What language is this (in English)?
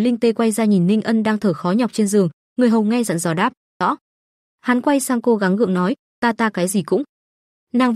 Vietnamese